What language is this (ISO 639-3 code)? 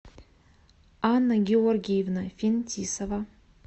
rus